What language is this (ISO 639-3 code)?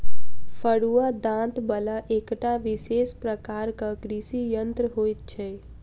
mai